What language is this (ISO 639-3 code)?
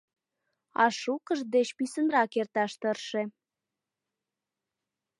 chm